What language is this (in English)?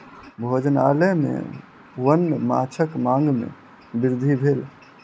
Maithili